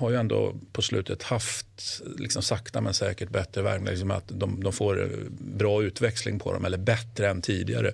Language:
Swedish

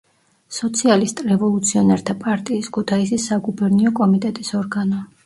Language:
Georgian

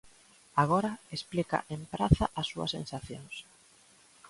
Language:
Galician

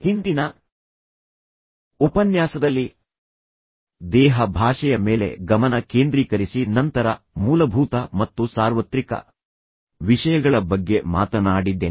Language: Kannada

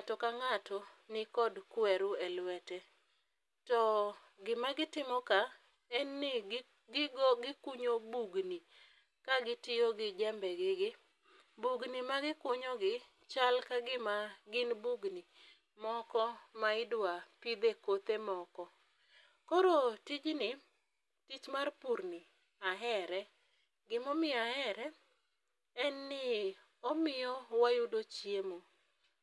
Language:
Luo (Kenya and Tanzania)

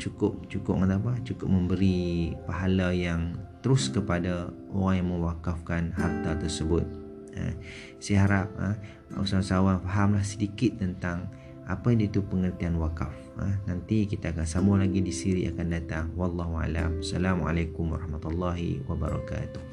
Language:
Malay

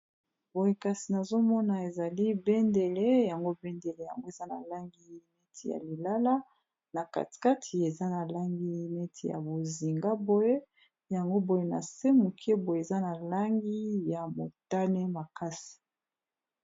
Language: Lingala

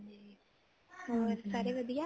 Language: Punjabi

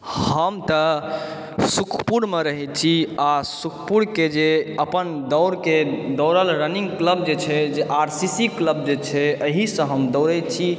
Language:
Maithili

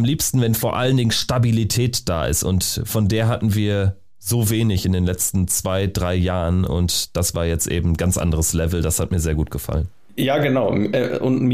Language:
German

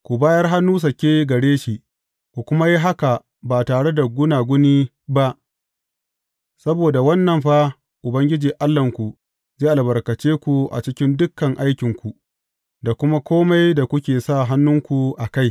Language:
Hausa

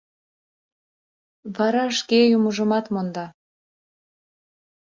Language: Mari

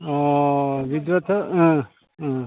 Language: Bodo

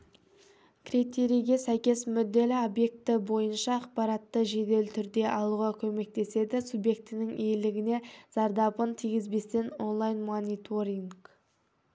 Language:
Kazakh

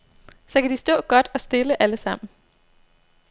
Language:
Danish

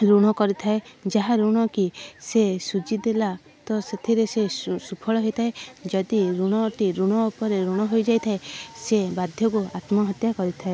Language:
Odia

